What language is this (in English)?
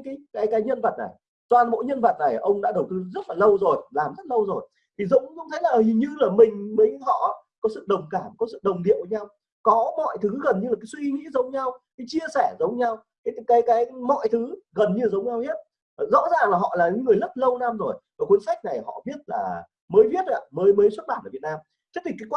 Vietnamese